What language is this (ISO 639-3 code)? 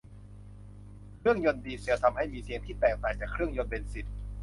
tha